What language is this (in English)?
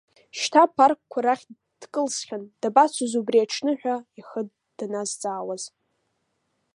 Abkhazian